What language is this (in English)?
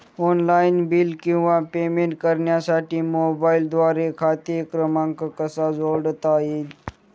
Marathi